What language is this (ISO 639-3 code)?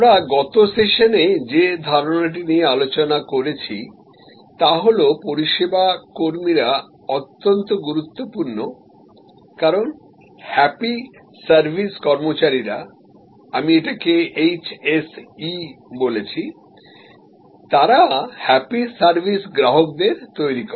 ben